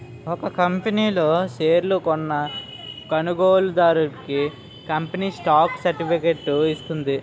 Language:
Telugu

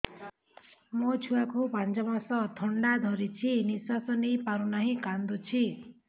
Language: Odia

